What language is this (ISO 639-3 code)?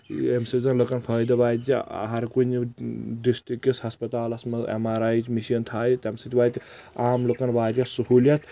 kas